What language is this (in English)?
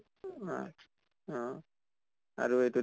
Assamese